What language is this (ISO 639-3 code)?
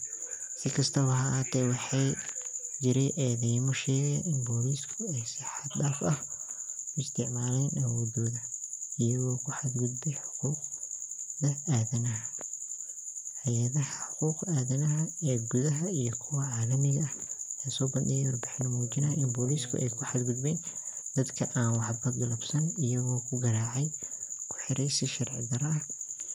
som